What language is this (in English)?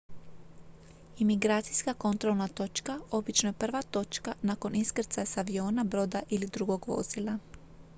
Croatian